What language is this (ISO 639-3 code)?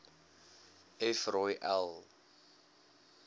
afr